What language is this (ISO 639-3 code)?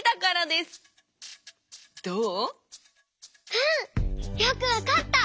jpn